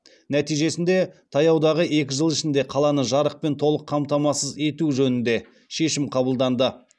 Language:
Kazakh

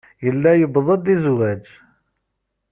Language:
Kabyle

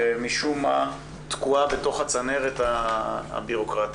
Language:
Hebrew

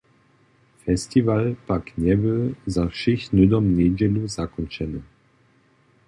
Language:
Upper Sorbian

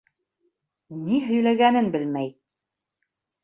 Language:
Bashkir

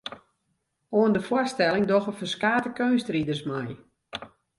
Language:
Western Frisian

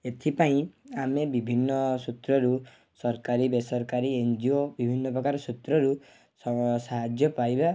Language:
Odia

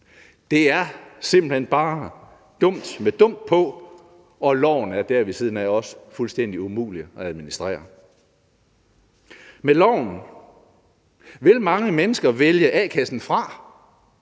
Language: Danish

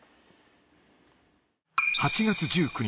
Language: Japanese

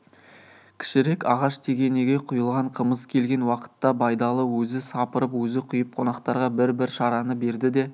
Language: Kazakh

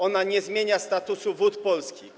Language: Polish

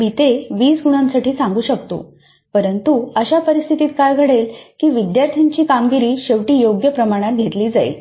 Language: Marathi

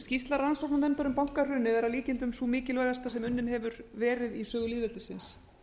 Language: Icelandic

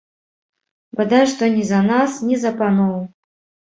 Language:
Belarusian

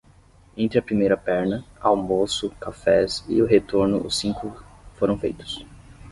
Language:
Portuguese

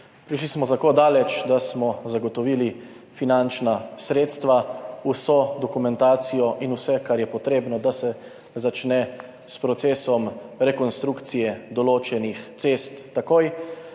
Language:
Slovenian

